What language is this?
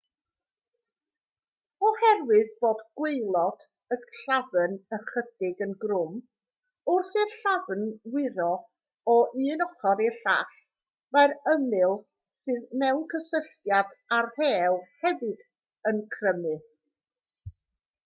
Welsh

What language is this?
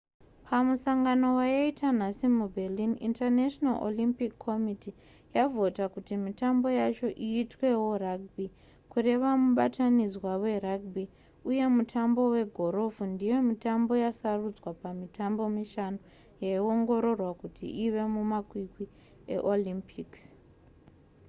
Shona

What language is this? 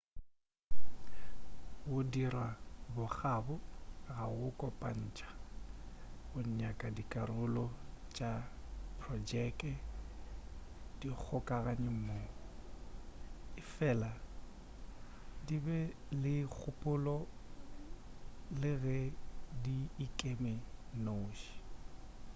Northern Sotho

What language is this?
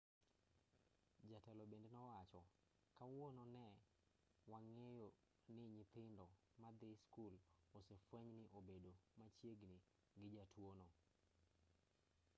Luo (Kenya and Tanzania)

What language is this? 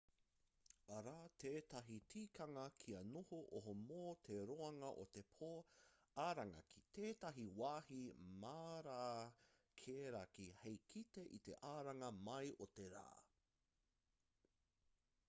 Māori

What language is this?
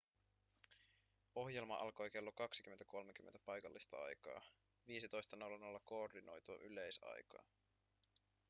Finnish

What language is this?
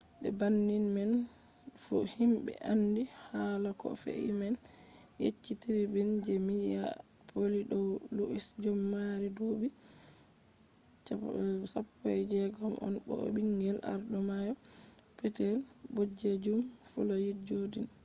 Fula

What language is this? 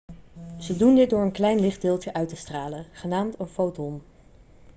Dutch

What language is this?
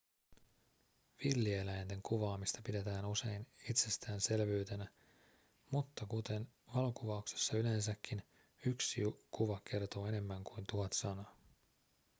Finnish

